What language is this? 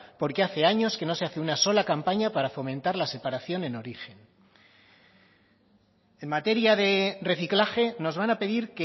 Spanish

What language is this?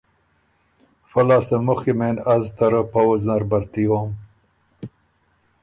Ormuri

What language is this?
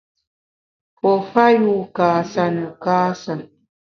Bamun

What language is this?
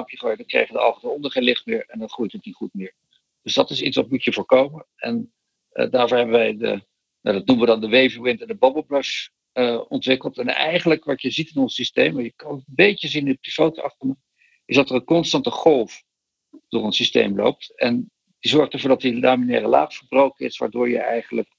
Dutch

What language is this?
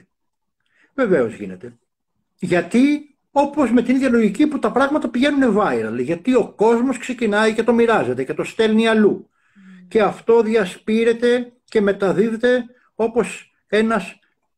Greek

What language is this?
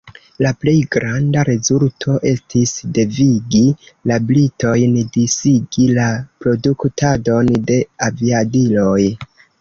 Esperanto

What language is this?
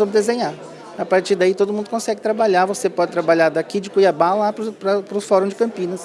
Portuguese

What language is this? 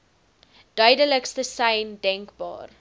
Afrikaans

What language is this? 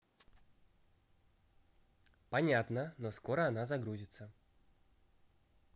Russian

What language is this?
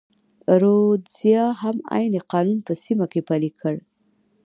Pashto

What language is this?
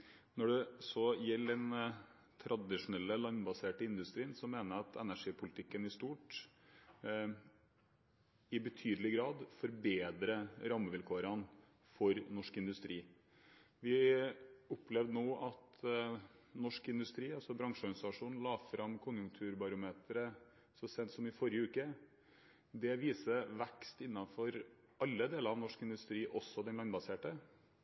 Norwegian Bokmål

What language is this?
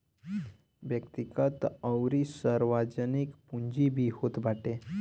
Bhojpuri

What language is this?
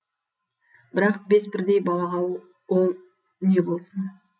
Kazakh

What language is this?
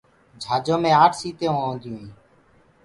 Gurgula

